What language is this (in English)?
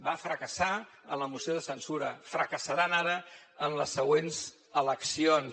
Catalan